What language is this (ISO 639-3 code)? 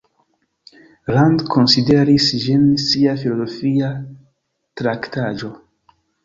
epo